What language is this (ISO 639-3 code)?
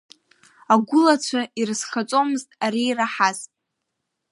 abk